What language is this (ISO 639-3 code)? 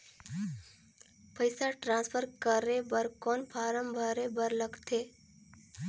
hne